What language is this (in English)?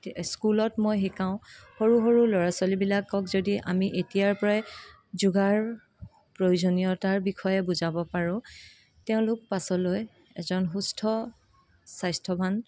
Assamese